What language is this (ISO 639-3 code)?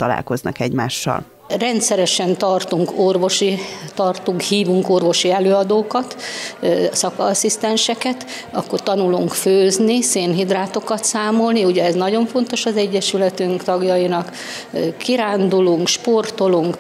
hun